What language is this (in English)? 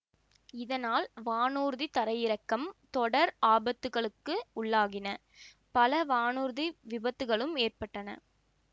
Tamil